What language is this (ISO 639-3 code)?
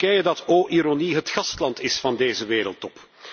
nld